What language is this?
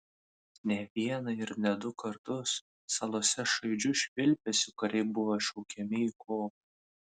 Lithuanian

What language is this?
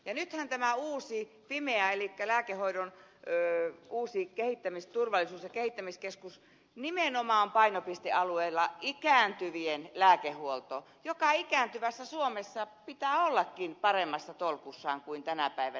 Finnish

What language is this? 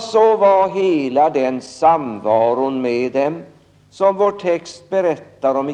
Swedish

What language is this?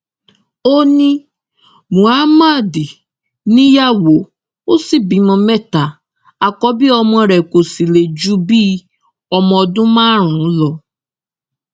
Yoruba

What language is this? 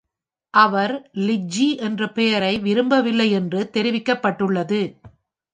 Tamil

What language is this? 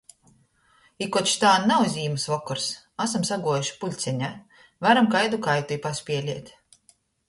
Latgalian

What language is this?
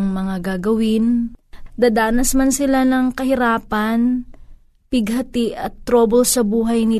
Filipino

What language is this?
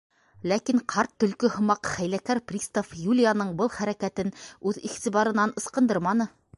Bashkir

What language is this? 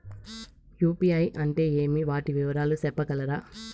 Telugu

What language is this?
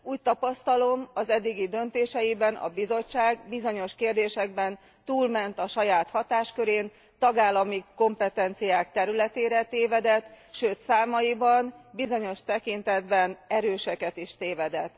Hungarian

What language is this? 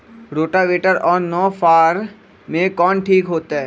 Magahi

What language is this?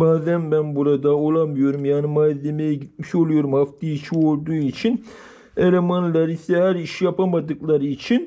Turkish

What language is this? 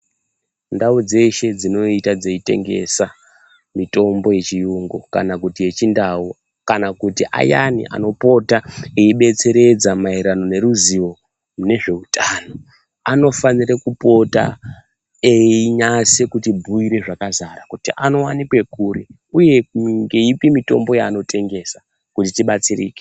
Ndau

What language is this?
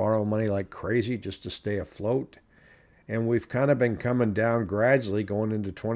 English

